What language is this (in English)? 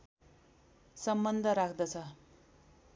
Nepali